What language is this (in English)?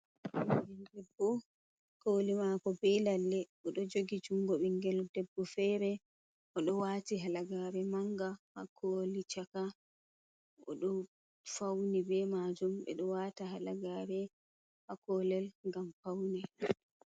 Fula